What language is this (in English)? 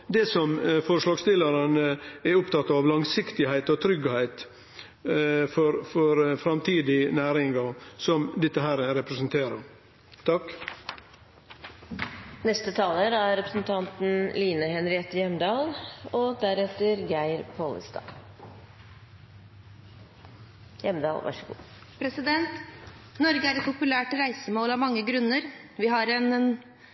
Norwegian